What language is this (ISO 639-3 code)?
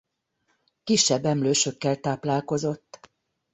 hun